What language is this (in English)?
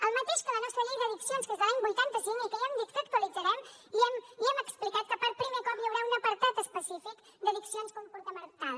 Catalan